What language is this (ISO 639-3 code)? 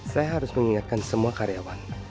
ind